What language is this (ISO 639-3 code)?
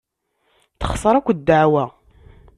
kab